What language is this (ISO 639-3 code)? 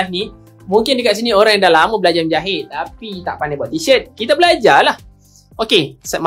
msa